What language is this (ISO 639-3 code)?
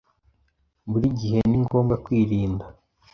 kin